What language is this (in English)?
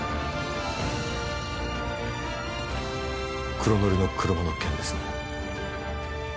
Japanese